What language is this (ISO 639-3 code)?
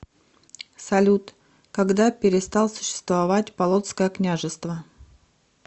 rus